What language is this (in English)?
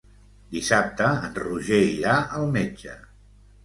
Catalan